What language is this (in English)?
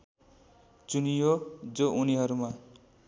Nepali